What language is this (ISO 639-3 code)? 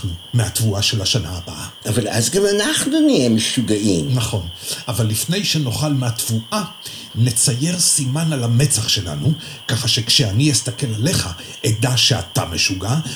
heb